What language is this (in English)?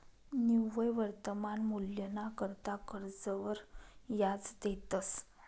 Marathi